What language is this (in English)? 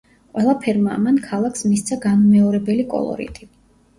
Georgian